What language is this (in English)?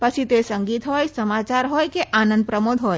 Gujarati